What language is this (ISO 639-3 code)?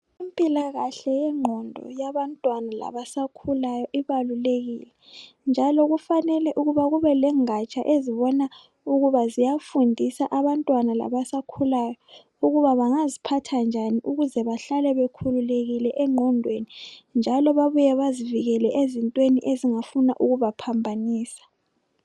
nde